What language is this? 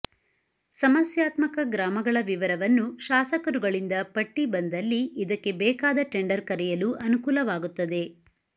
Kannada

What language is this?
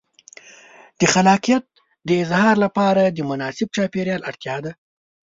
Pashto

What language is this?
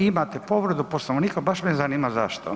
Croatian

